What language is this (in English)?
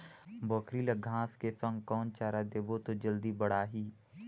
Chhattisgarhi